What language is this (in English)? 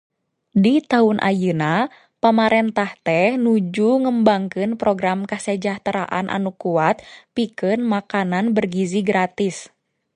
Sundanese